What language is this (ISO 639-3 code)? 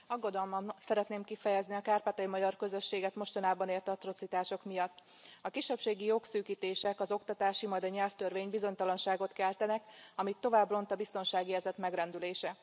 hun